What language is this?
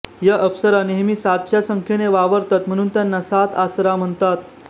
Marathi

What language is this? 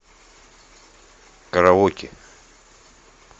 Russian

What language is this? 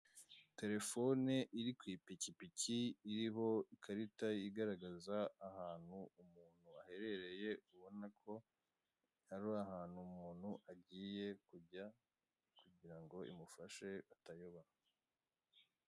Kinyarwanda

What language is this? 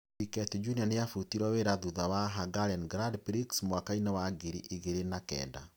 Kikuyu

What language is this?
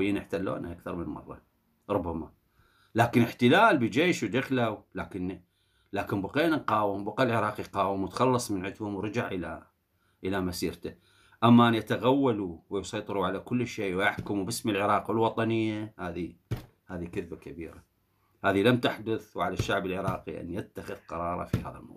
Arabic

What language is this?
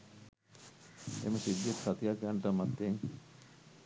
Sinhala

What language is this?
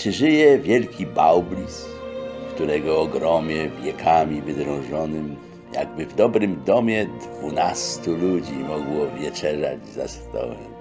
Polish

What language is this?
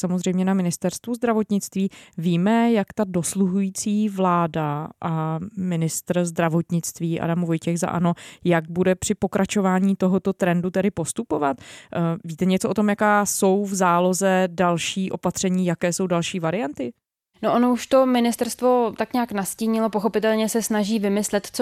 Czech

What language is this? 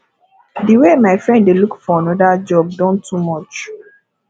Nigerian Pidgin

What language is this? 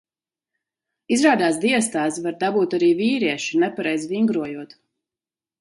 Latvian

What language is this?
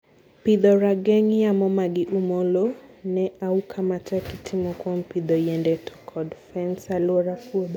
Luo (Kenya and Tanzania)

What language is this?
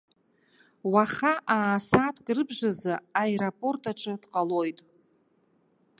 Abkhazian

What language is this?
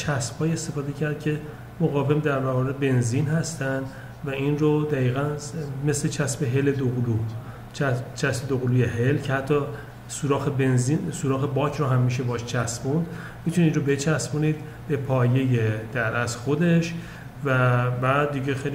Persian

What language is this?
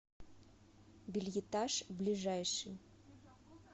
Russian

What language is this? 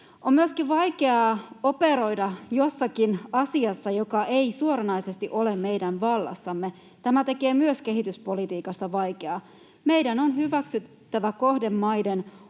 Finnish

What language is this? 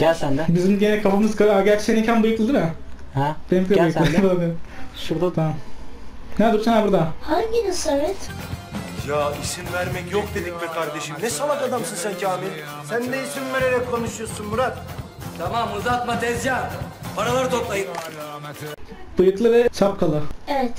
Turkish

